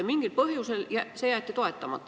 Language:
Estonian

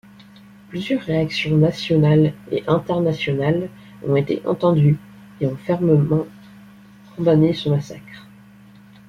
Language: French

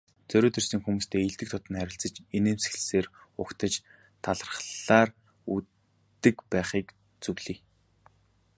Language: Mongolian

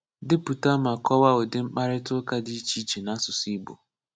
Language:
Igbo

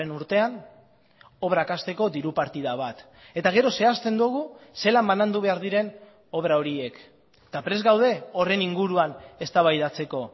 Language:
Basque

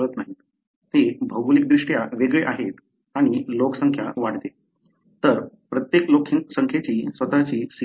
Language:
Marathi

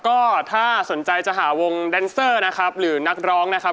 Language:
Thai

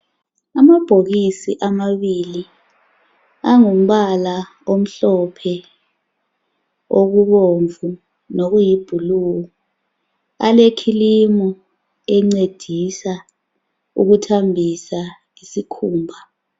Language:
North Ndebele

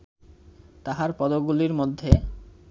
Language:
Bangla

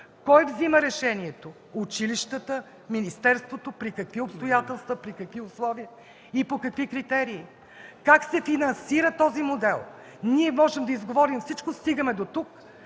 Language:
Bulgarian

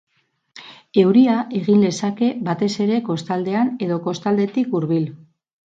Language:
Basque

